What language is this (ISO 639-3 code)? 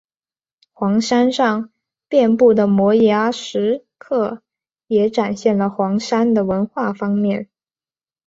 zho